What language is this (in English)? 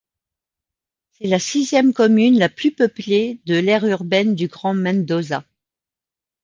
French